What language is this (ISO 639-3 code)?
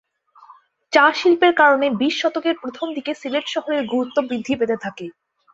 ben